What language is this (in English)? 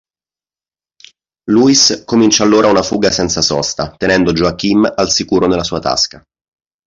Italian